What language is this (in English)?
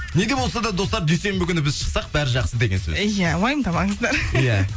Kazakh